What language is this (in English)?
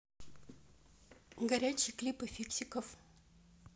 Russian